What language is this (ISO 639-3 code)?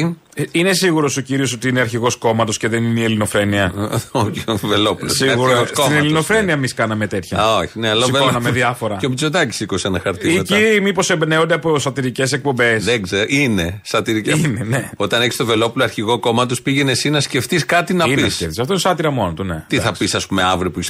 ell